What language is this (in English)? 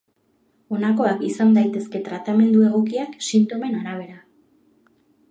Basque